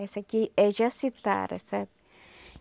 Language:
Portuguese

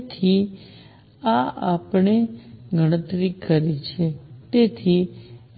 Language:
Gujarati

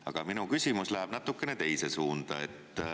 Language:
Estonian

